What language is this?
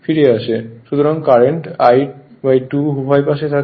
Bangla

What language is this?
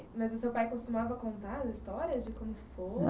Portuguese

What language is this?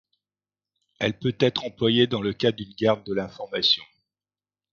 French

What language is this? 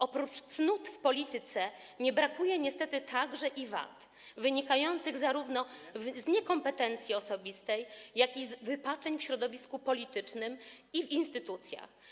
Polish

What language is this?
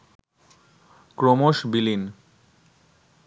Bangla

